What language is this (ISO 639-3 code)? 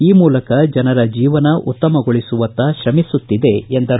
kan